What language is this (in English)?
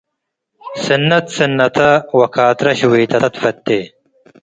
Tigre